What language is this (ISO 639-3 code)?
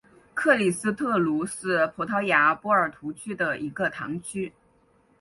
zho